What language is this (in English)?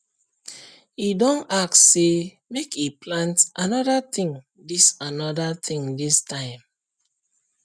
Nigerian Pidgin